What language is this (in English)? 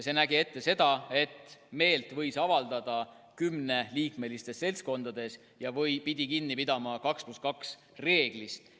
Estonian